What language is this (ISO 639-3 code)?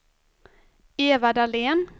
swe